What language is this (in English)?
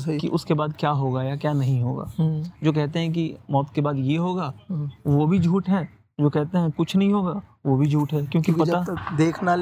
Hindi